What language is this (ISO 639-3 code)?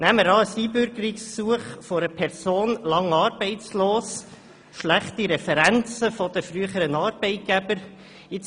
gsw